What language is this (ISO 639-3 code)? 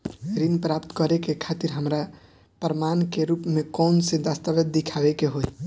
bho